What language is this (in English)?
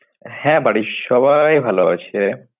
Bangla